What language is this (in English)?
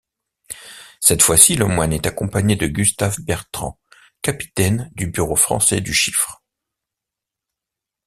French